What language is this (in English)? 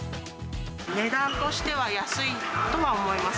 Japanese